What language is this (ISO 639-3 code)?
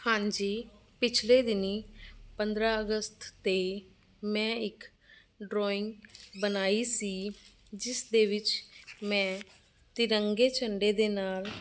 pan